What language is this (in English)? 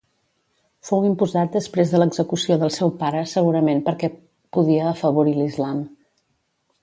Catalan